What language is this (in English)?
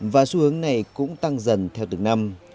Vietnamese